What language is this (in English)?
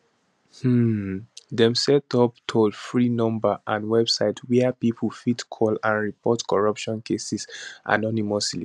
Nigerian Pidgin